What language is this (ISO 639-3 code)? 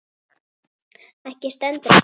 isl